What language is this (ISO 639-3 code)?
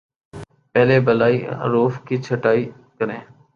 urd